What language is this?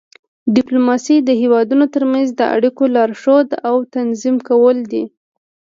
Pashto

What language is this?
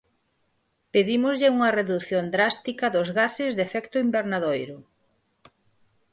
Galician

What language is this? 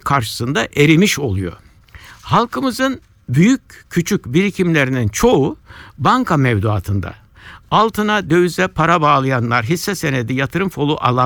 Turkish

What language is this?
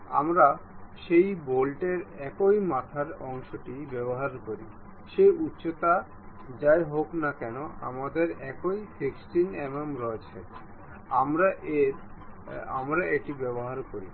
Bangla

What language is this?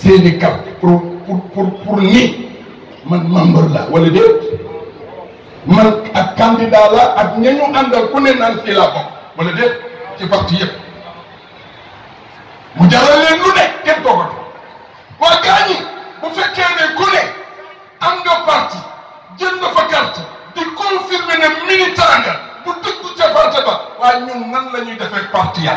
Indonesian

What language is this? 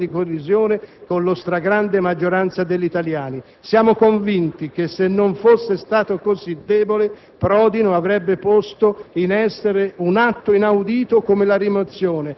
Italian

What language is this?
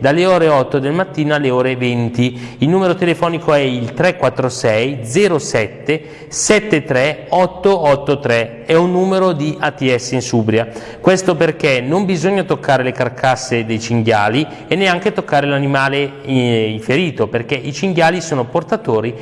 Italian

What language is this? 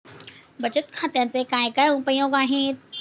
Marathi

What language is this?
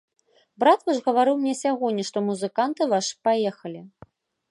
Belarusian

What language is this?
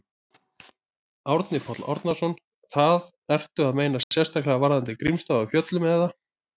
Icelandic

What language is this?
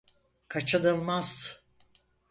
Turkish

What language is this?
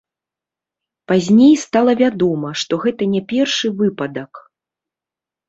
Belarusian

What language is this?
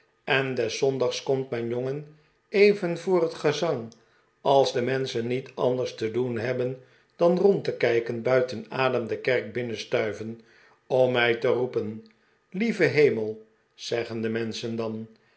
Dutch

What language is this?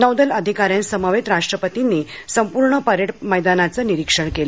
Marathi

